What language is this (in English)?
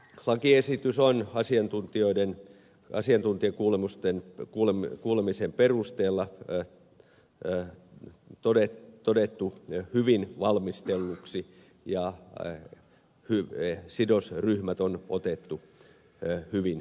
Finnish